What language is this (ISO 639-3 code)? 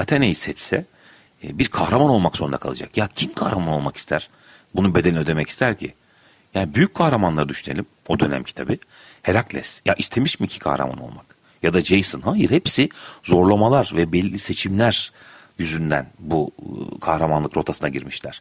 tur